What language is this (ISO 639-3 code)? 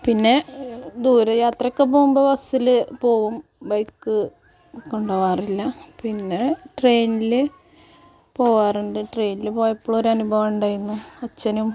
mal